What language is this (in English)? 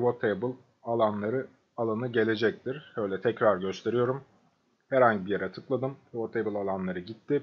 Turkish